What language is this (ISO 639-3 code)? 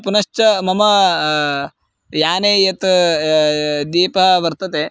san